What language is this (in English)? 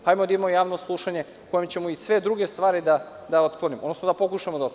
Serbian